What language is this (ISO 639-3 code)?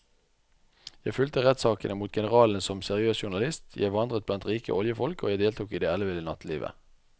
nor